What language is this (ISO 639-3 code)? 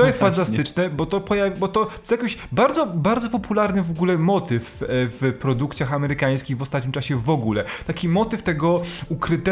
pol